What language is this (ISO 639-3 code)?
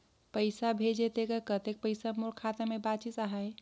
hne